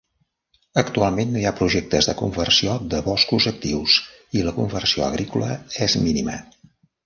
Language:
Catalan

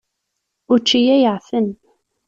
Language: Kabyle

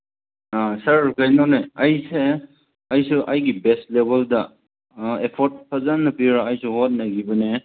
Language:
Manipuri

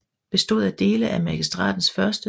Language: Danish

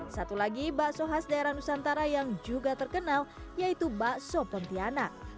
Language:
Indonesian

